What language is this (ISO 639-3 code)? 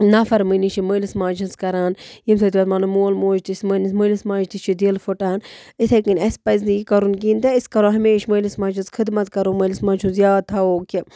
kas